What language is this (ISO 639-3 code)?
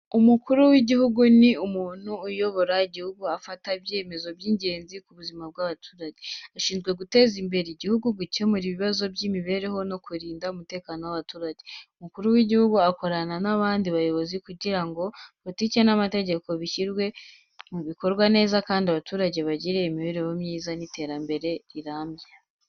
kin